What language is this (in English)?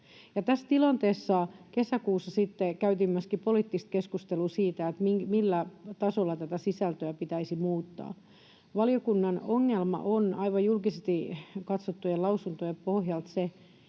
Finnish